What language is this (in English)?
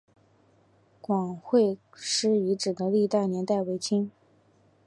Chinese